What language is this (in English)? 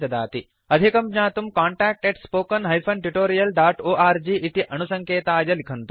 Sanskrit